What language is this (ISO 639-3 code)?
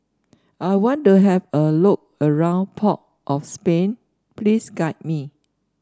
eng